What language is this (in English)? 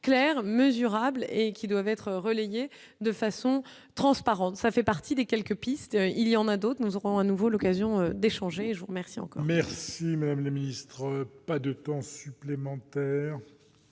French